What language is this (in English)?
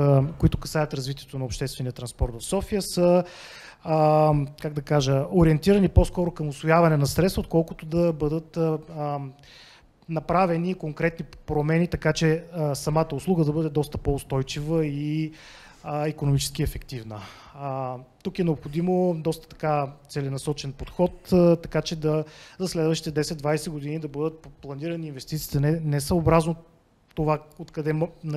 Bulgarian